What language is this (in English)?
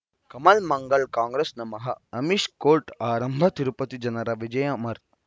Kannada